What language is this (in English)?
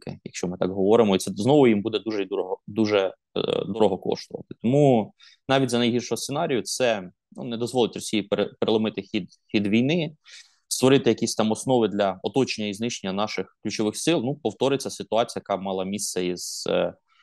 Ukrainian